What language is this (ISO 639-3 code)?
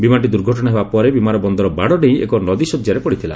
ori